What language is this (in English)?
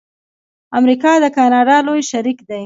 Pashto